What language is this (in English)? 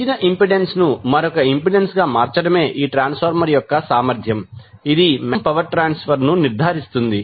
Telugu